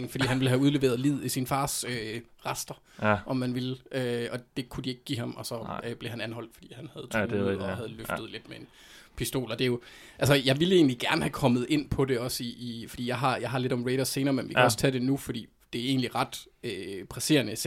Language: Danish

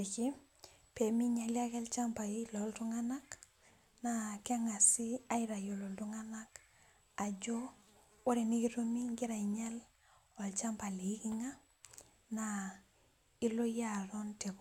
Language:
Masai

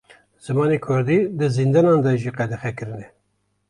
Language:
Kurdish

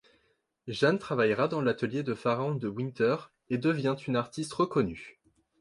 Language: French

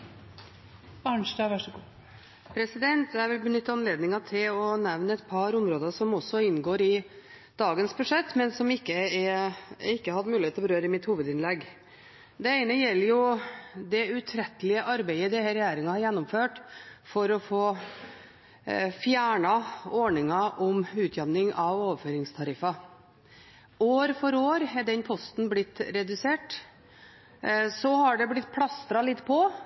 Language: Norwegian Bokmål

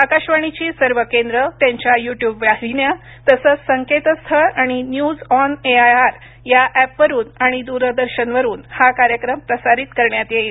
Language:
Marathi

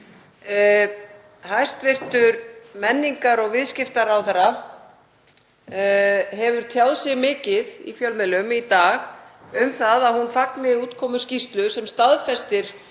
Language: Icelandic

